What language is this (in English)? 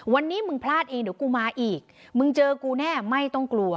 Thai